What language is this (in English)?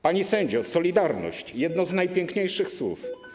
Polish